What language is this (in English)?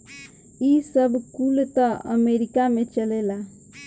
Bhojpuri